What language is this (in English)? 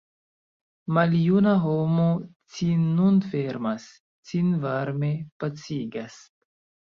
Esperanto